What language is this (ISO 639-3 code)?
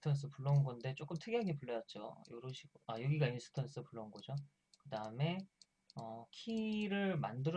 kor